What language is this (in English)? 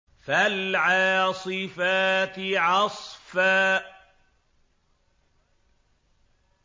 Arabic